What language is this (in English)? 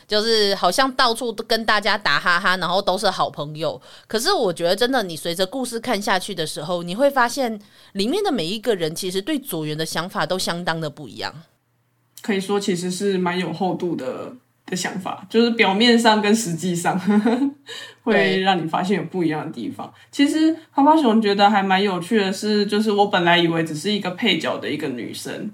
Chinese